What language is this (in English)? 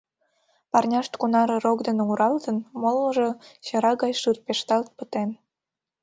Mari